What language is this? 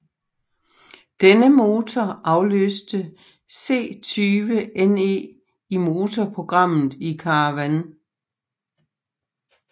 Danish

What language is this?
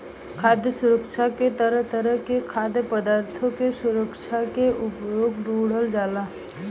Bhojpuri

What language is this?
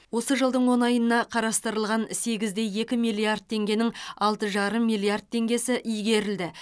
Kazakh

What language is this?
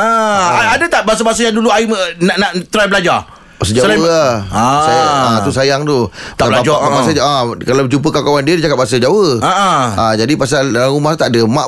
Malay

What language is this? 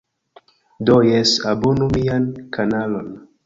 Esperanto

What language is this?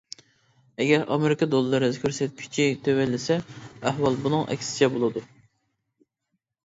Uyghur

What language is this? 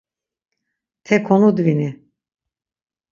Laz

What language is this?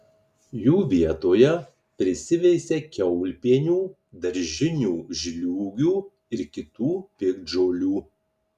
Lithuanian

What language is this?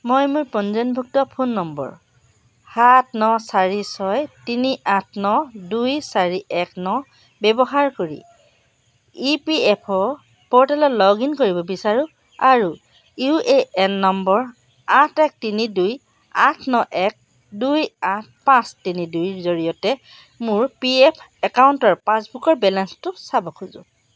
Assamese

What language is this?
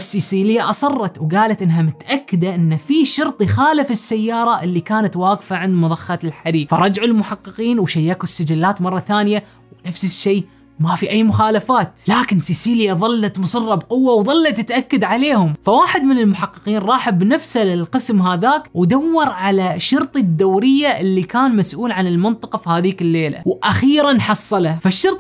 Arabic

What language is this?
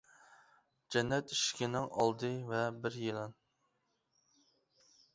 Uyghur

